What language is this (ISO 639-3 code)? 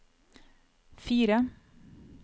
nor